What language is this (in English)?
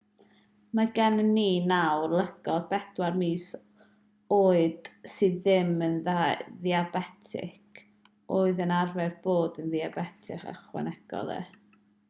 Welsh